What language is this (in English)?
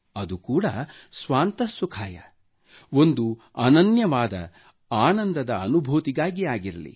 Kannada